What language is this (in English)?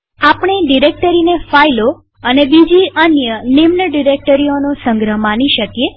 Gujarati